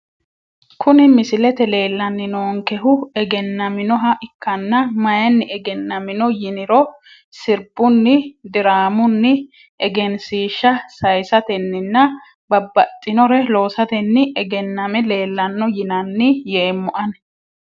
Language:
Sidamo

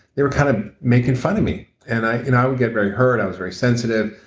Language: English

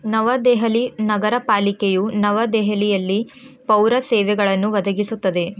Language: Kannada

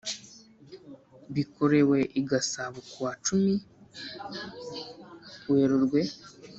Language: Kinyarwanda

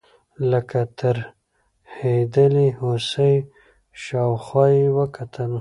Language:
Pashto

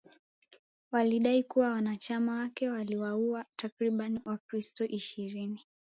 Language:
Swahili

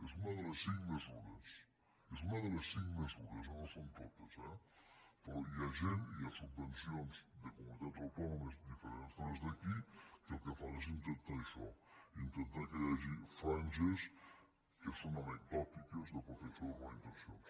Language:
Catalan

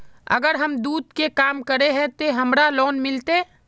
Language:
Magahi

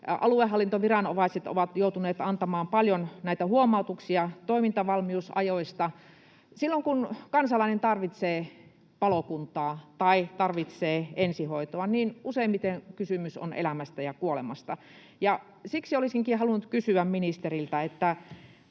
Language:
Finnish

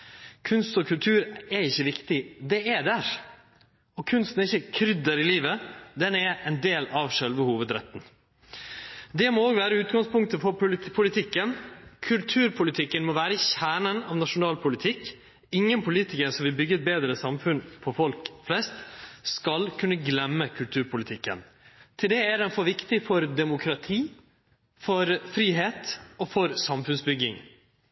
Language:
Norwegian Nynorsk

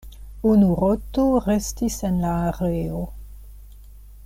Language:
Esperanto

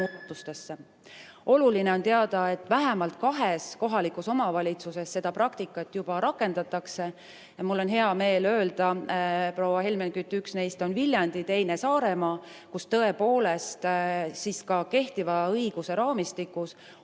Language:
Estonian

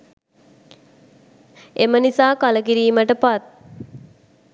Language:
Sinhala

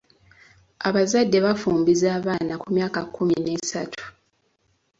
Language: Ganda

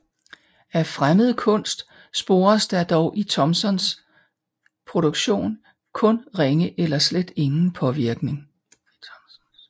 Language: Danish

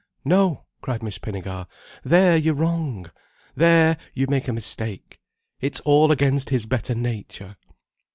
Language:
English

